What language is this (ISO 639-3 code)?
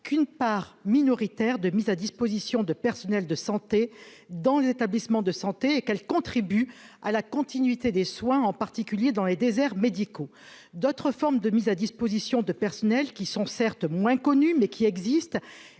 fra